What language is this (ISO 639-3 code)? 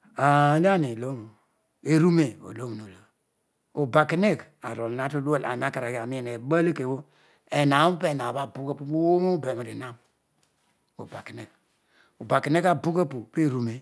odu